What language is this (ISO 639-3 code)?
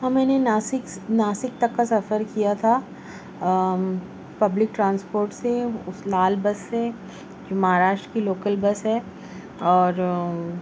urd